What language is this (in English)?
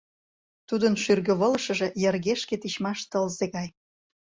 Mari